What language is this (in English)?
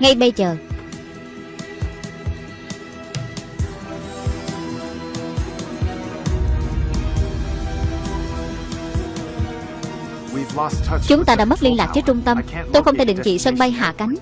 Vietnamese